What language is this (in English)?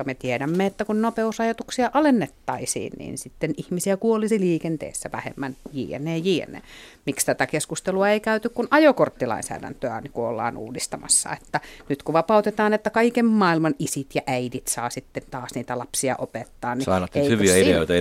Finnish